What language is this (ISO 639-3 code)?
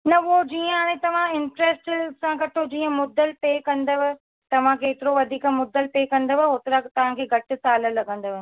snd